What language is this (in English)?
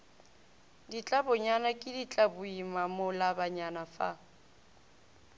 Northern Sotho